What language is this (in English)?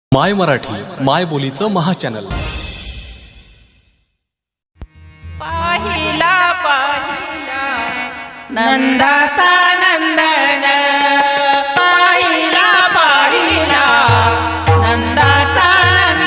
Marathi